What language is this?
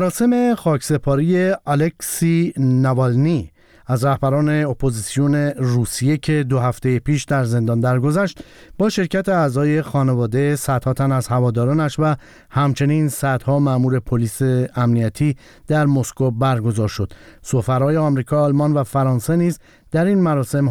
Persian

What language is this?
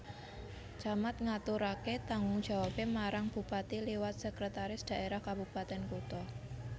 Javanese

